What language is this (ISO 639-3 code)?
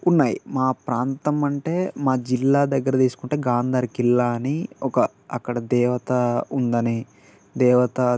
tel